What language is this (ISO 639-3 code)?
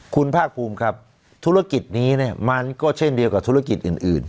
tha